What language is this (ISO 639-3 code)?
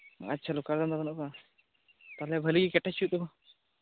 sat